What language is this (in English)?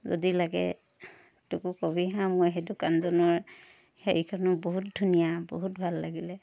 Assamese